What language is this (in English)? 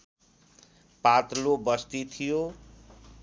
Nepali